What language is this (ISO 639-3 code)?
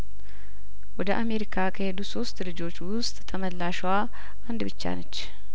amh